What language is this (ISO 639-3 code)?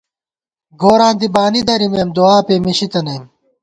gwt